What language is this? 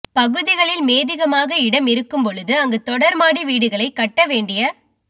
Tamil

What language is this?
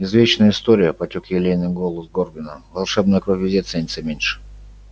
Russian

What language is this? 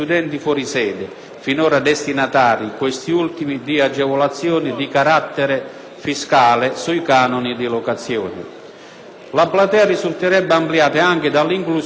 Italian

